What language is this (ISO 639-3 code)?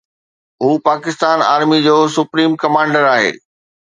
snd